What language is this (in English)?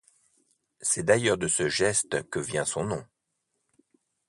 French